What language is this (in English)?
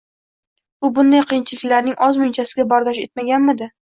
Uzbek